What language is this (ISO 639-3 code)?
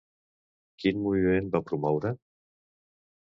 cat